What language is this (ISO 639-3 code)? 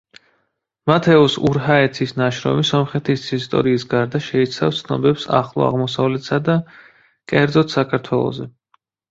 kat